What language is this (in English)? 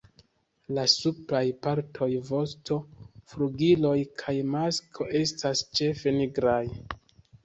Esperanto